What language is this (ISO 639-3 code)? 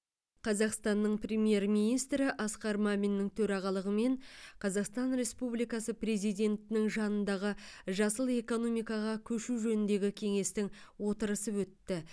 kaz